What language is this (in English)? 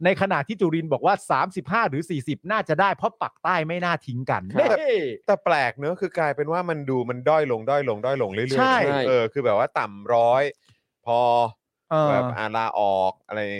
Thai